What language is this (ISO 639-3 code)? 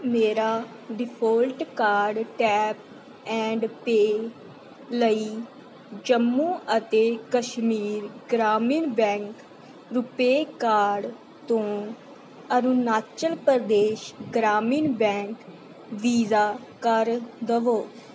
pan